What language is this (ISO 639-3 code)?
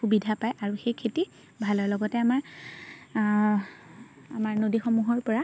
asm